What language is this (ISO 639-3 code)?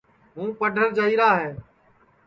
ssi